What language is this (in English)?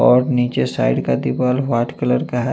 Hindi